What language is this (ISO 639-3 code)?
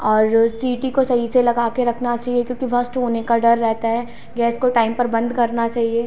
hin